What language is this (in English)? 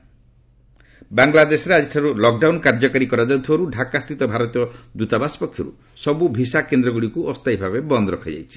Odia